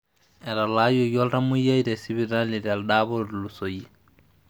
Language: Masai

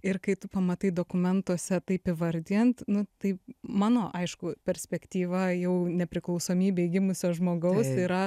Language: Lithuanian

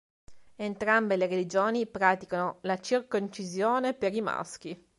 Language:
Italian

